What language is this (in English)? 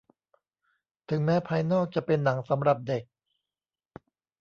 Thai